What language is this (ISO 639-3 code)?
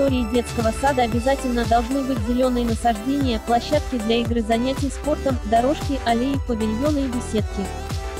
rus